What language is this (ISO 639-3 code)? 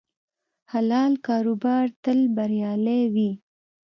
pus